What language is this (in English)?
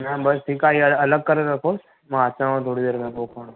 Sindhi